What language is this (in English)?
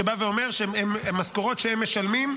Hebrew